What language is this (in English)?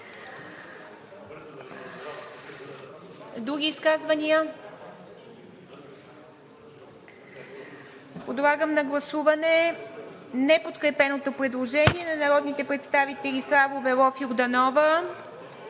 Bulgarian